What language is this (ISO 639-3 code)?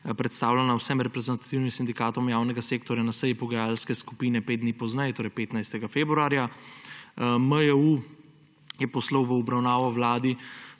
slv